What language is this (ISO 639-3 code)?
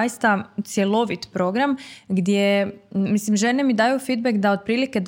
hrv